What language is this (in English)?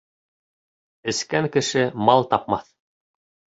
Bashkir